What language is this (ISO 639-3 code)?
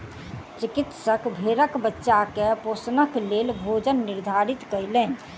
mai